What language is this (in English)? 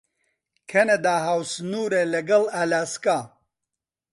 Central Kurdish